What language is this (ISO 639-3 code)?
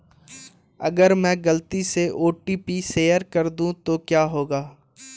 hin